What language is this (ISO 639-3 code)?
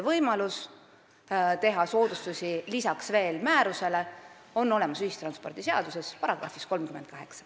est